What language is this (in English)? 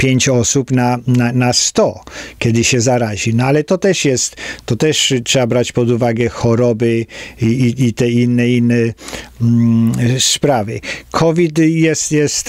Polish